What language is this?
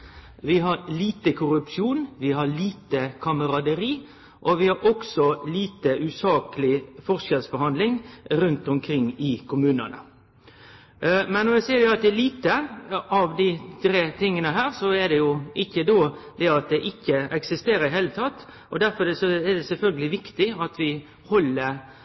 Norwegian Nynorsk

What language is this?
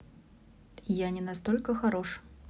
Russian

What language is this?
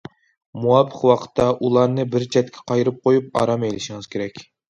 Uyghur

